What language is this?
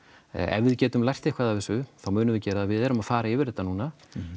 Icelandic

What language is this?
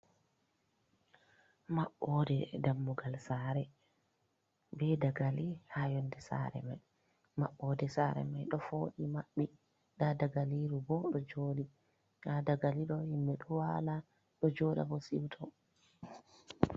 Fula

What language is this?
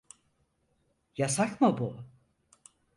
Turkish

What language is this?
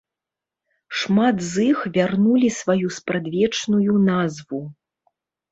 Belarusian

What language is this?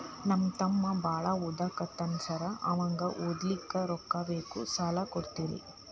Kannada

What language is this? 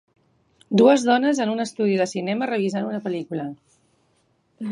Catalan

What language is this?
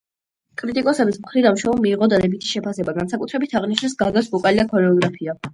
Georgian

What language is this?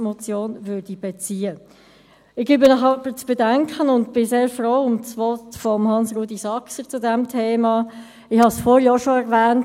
Swiss German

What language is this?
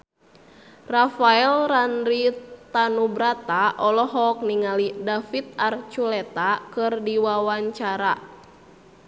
Sundanese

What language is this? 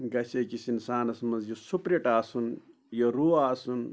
Kashmiri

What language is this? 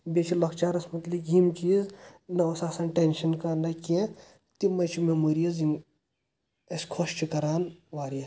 Kashmiri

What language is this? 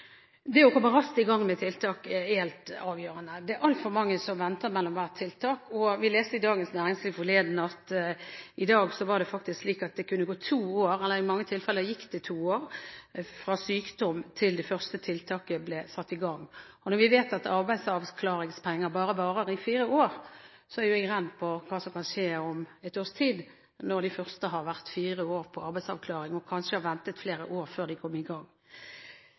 Norwegian Bokmål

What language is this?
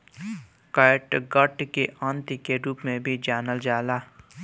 Bhojpuri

